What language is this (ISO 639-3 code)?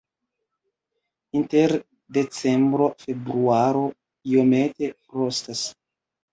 epo